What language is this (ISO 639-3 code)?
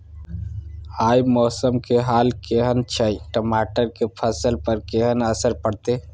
mai